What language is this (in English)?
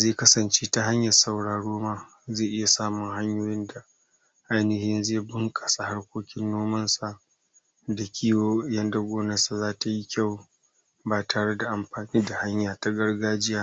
Hausa